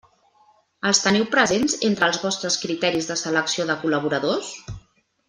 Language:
Catalan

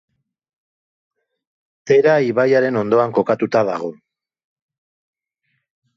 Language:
Basque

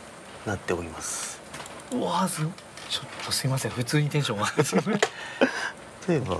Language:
Japanese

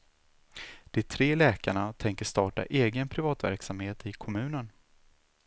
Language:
Swedish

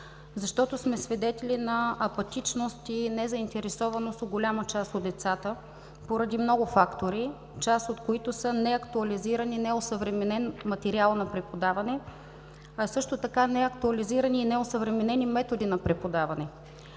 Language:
Bulgarian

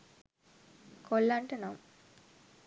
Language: Sinhala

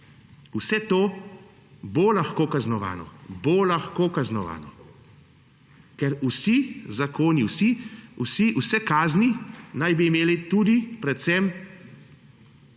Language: Slovenian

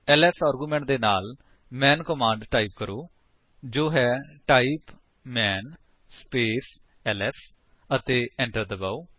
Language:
Punjabi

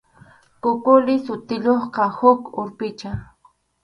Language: Arequipa-La Unión Quechua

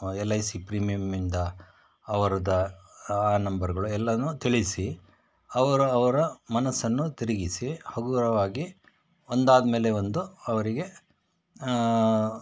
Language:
Kannada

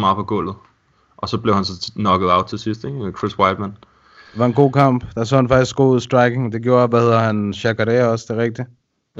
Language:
Danish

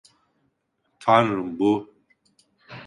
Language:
Turkish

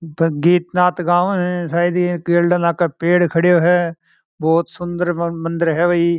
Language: Marwari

